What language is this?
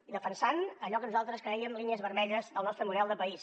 Catalan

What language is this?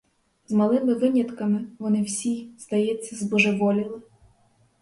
Ukrainian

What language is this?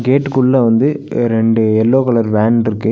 Tamil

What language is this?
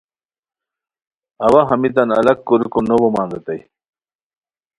Khowar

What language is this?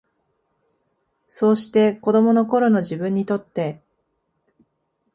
Japanese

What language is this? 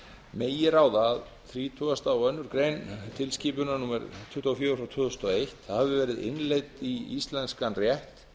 Icelandic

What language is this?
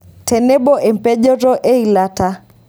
Masai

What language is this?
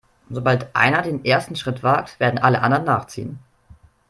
German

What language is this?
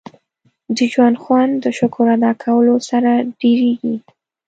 Pashto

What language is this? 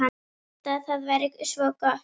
Icelandic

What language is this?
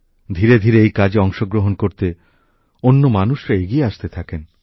Bangla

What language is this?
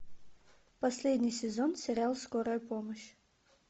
Russian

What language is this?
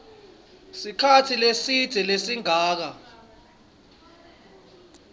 Swati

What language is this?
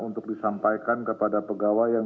Indonesian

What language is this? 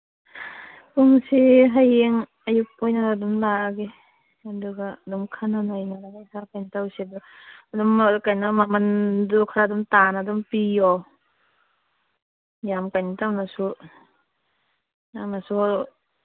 Manipuri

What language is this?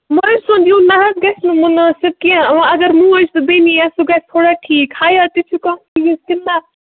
Kashmiri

